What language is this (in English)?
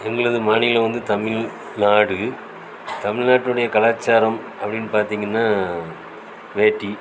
Tamil